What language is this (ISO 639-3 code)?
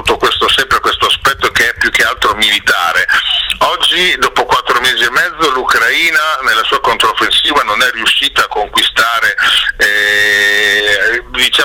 ita